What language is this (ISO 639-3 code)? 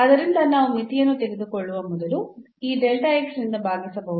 kan